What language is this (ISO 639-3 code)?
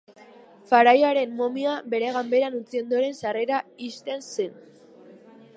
eus